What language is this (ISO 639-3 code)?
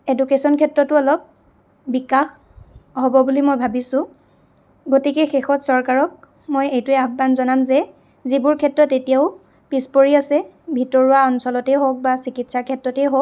asm